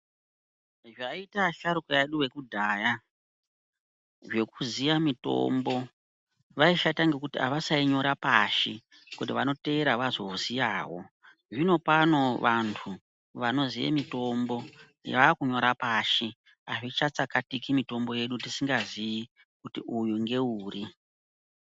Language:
Ndau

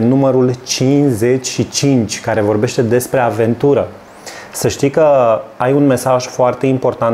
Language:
Romanian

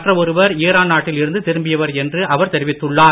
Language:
Tamil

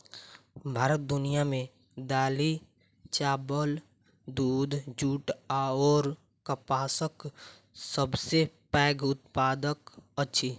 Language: Maithili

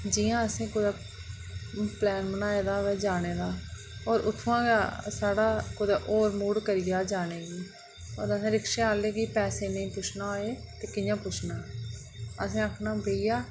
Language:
Dogri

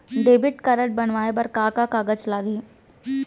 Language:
Chhattisgarhi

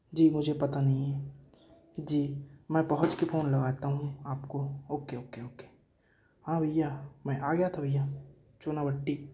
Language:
Hindi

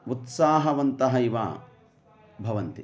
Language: Sanskrit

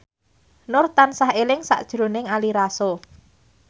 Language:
Javanese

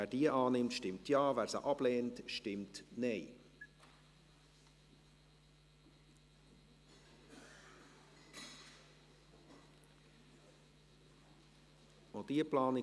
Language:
Swiss German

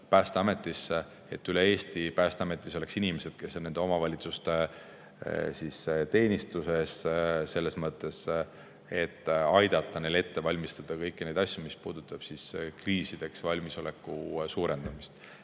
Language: Estonian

